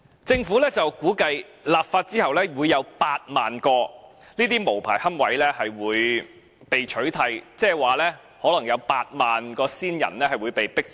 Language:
Cantonese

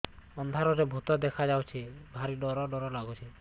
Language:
Odia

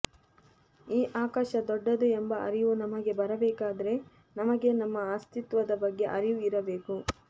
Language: Kannada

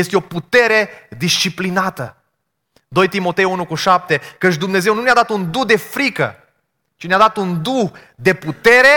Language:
Romanian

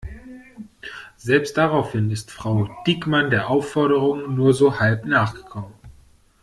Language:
German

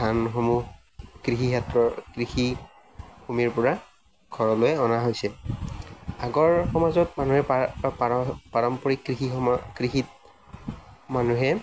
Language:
Assamese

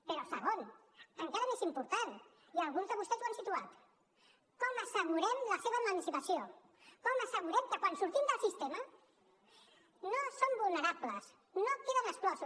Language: Catalan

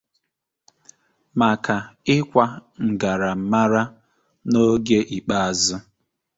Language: Igbo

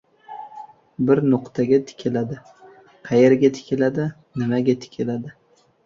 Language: Uzbek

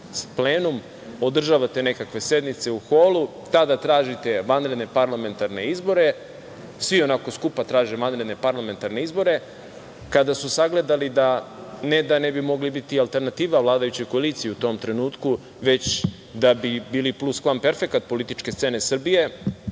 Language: Serbian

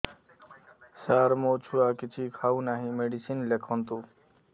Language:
Odia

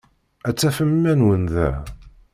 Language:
Kabyle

